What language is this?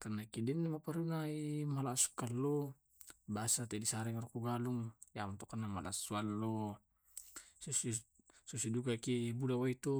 Tae'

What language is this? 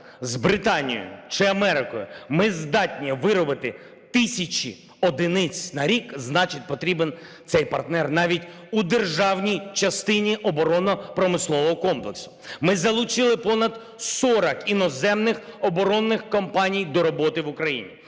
Ukrainian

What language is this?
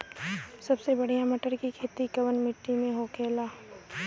Bhojpuri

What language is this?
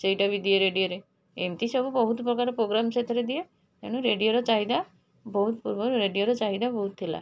Odia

